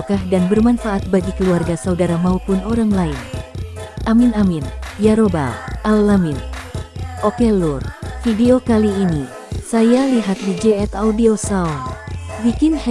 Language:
Indonesian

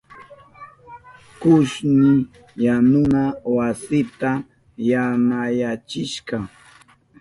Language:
Southern Pastaza Quechua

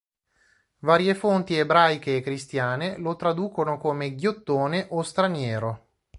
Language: Italian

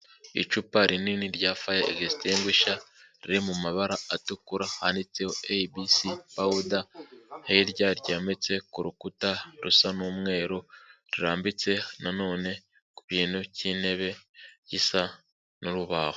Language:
Kinyarwanda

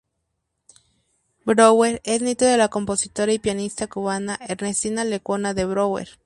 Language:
Spanish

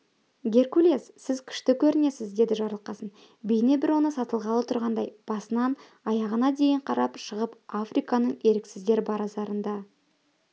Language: Kazakh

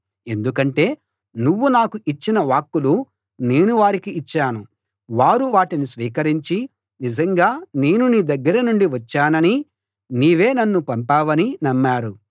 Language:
Telugu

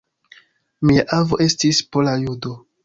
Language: Esperanto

